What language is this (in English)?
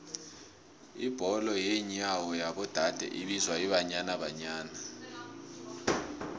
South Ndebele